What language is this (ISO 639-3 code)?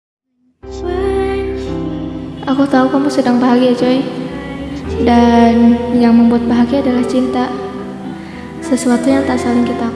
ind